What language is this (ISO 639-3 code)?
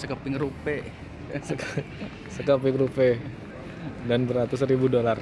ind